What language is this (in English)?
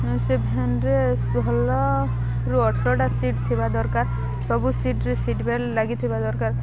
Odia